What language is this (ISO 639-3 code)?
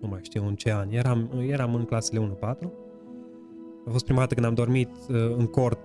ron